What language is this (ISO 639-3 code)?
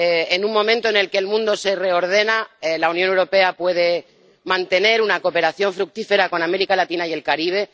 spa